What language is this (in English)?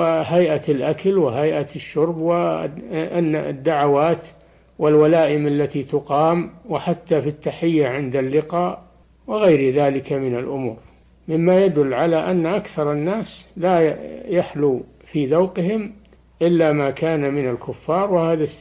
Arabic